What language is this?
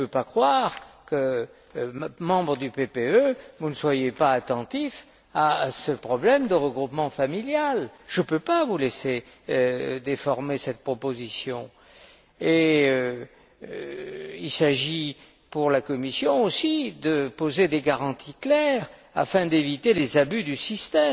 French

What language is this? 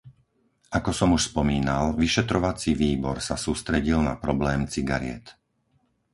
Slovak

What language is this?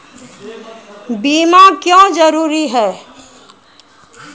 Maithili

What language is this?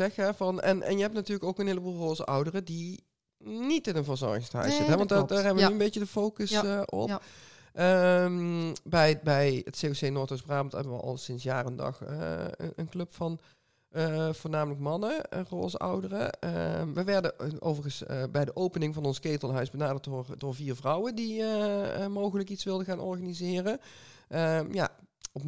Dutch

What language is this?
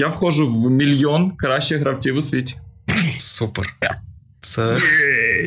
Ukrainian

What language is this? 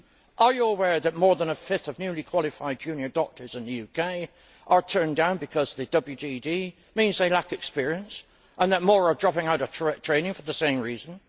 English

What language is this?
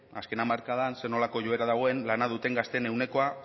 Basque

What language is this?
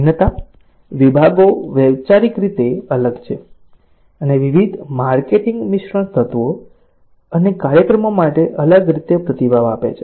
Gujarati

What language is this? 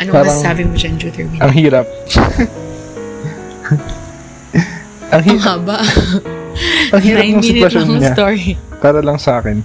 Filipino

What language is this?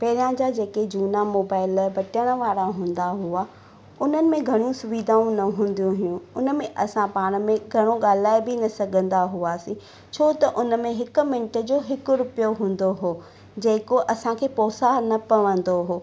Sindhi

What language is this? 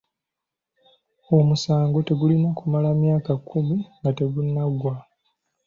Ganda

